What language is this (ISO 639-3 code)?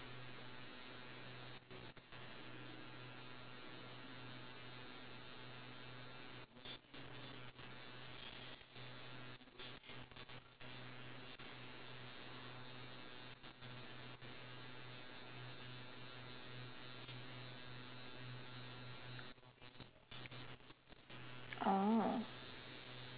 eng